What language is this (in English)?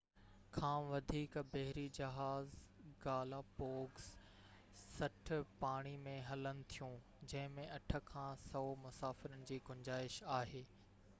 Sindhi